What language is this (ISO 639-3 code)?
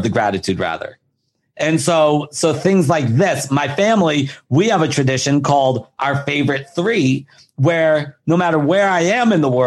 eng